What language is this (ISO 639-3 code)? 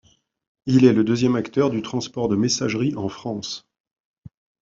fra